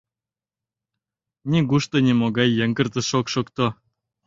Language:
Mari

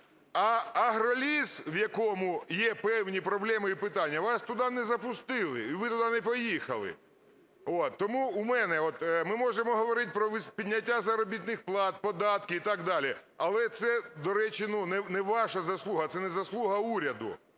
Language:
Ukrainian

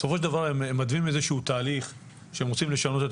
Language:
Hebrew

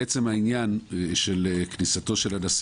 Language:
Hebrew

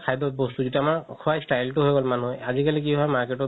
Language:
Assamese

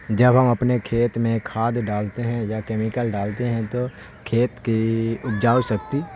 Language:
Urdu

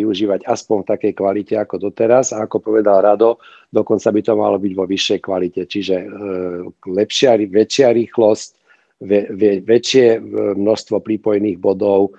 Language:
Slovak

